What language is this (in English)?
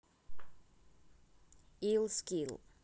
Russian